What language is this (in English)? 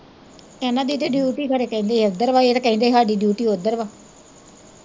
Punjabi